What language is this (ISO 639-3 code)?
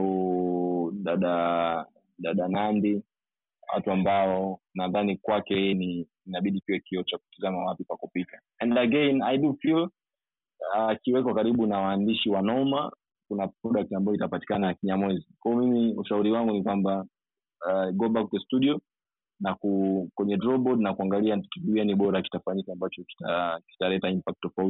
swa